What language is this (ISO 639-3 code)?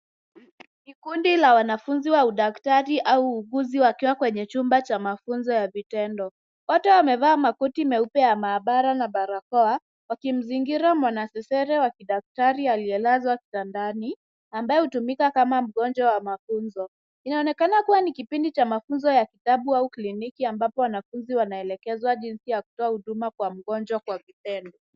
swa